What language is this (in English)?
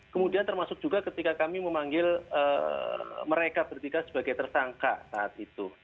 Indonesian